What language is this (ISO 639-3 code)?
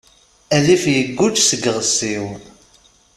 kab